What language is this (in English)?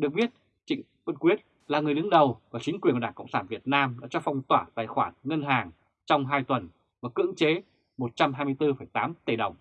Vietnamese